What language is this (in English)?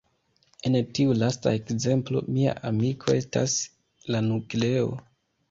Esperanto